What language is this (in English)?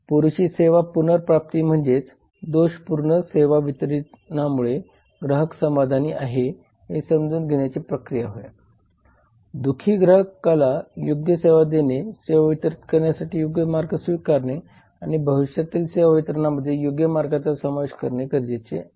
Marathi